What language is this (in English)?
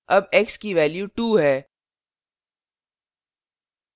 Hindi